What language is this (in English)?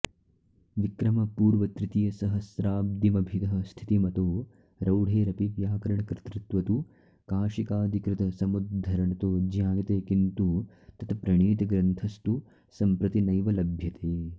Sanskrit